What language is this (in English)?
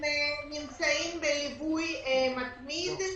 Hebrew